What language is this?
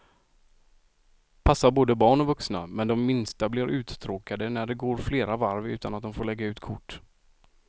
Swedish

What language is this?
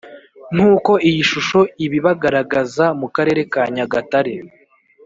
Kinyarwanda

